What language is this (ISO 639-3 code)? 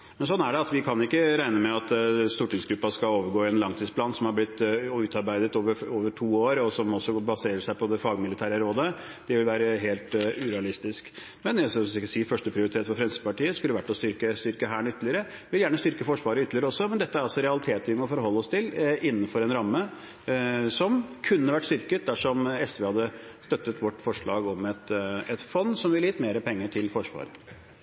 nob